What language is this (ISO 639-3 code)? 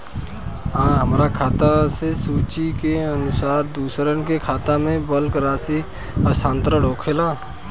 bho